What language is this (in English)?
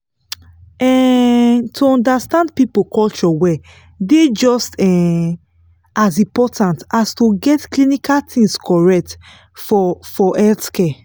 Nigerian Pidgin